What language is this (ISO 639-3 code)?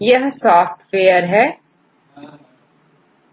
hin